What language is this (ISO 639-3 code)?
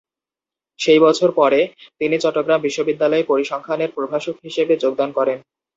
ben